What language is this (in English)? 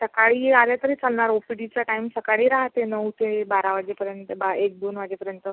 Marathi